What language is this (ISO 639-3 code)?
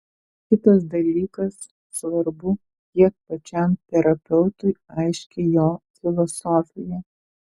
lit